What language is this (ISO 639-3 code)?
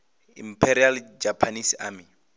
ven